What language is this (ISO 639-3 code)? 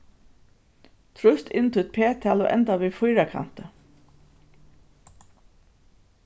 fao